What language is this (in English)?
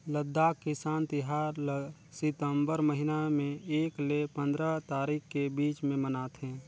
Chhattisgarhi